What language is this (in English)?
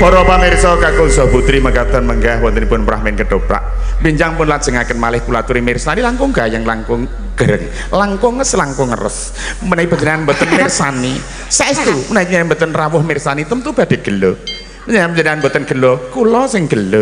Indonesian